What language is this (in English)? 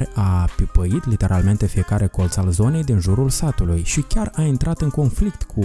Romanian